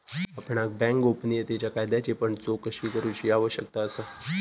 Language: Marathi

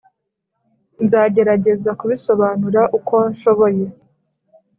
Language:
Kinyarwanda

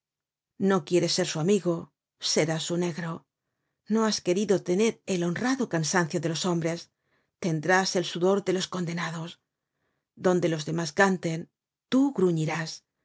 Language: Spanish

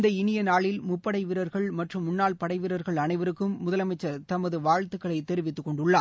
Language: Tamil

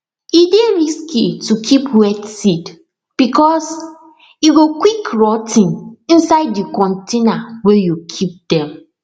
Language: Nigerian Pidgin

